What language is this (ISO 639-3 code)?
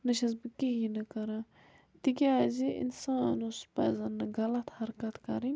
kas